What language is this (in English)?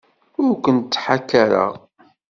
Kabyle